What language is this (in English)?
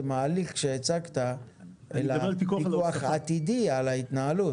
Hebrew